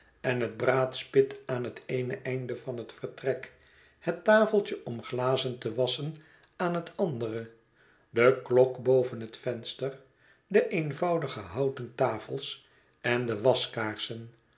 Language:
Dutch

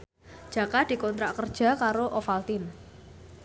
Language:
Javanese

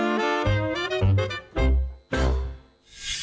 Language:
Thai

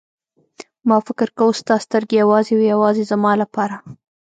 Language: Pashto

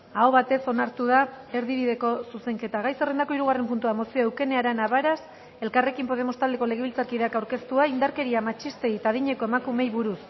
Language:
Basque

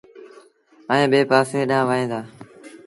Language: Sindhi Bhil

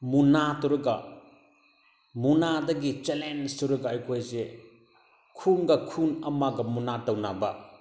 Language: Manipuri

